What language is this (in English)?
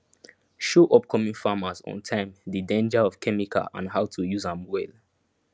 Nigerian Pidgin